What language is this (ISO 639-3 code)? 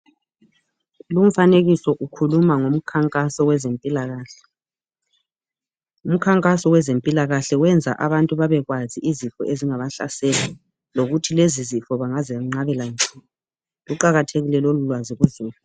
nde